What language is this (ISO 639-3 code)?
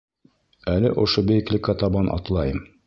bak